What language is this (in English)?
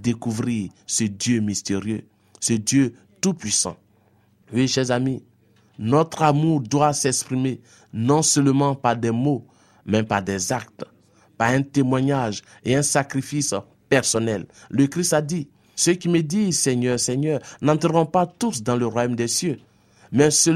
French